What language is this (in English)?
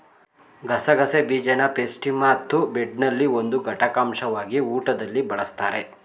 Kannada